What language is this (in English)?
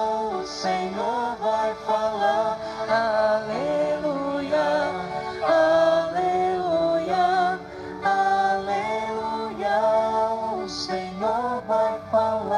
Portuguese